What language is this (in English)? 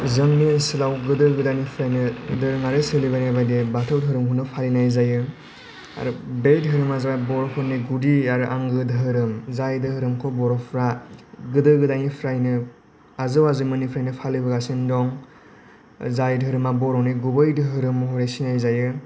Bodo